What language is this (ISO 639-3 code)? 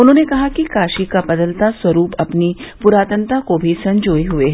hin